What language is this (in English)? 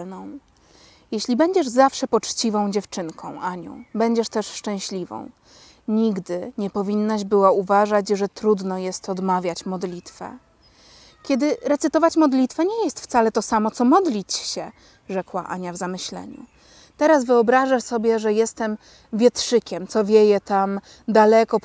Polish